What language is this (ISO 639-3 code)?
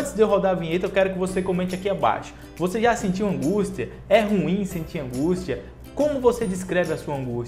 por